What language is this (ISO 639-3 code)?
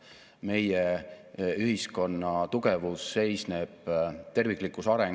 est